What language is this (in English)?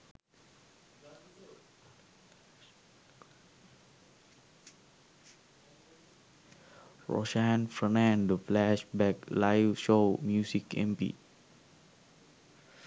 Sinhala